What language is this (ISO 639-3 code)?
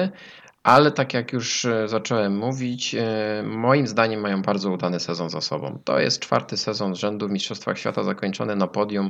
pol